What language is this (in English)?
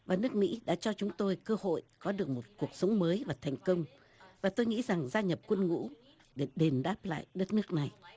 Vietnamese